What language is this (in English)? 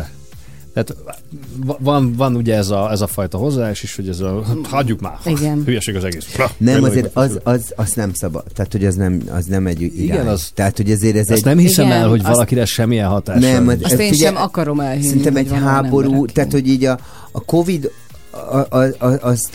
Hungarian